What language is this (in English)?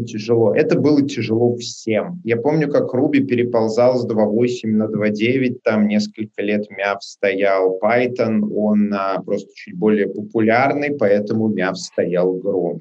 Russian